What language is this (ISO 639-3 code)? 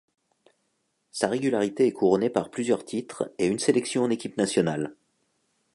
fra